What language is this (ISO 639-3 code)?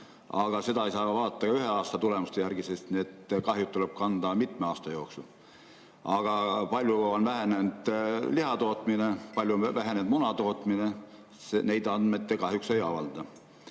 est